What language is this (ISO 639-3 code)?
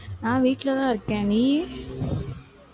tam